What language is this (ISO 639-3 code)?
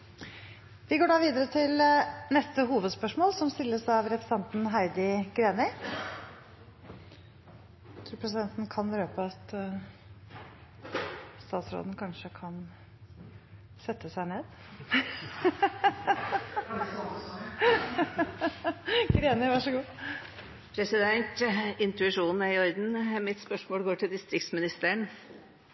nor